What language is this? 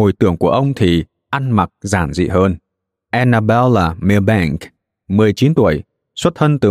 Vietnamese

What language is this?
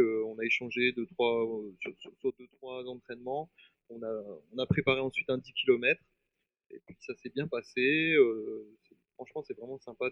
French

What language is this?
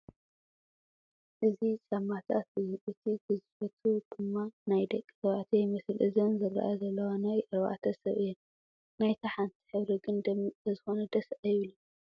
Tigrinya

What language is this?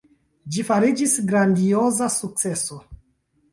Esperanto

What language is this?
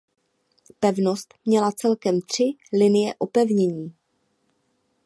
Czech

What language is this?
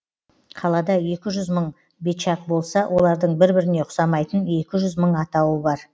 Kazakh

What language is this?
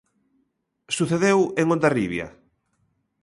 Galician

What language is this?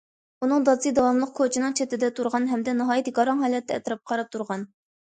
Uyghur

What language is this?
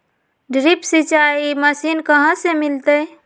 Magahi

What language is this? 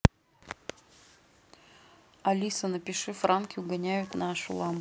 Russian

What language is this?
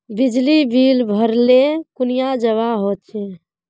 Magahi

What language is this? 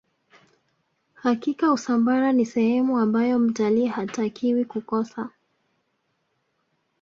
Swahili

